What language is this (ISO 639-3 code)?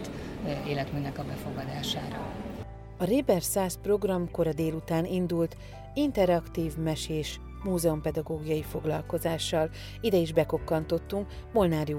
hun